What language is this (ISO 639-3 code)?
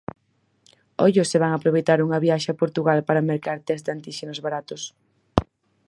glg